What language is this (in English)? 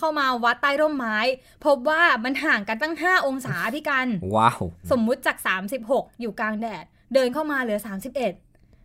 Thai